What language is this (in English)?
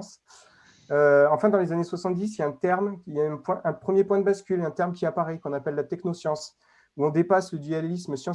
French